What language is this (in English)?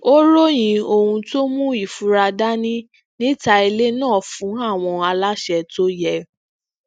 Yoruba